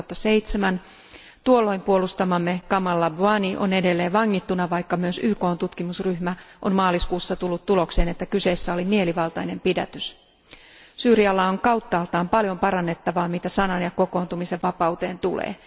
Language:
Finnish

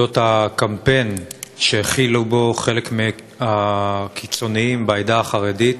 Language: Hebrew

